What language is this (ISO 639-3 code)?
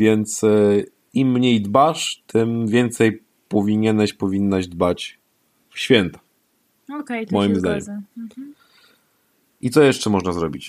pol